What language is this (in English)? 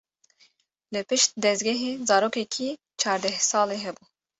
Kurdish